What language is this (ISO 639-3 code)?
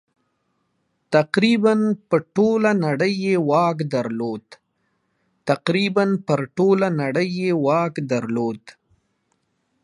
pus